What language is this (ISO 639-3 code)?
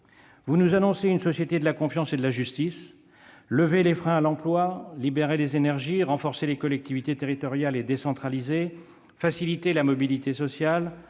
fra